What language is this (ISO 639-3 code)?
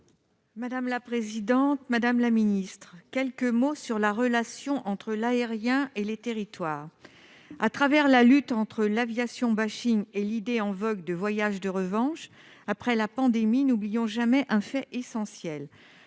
fra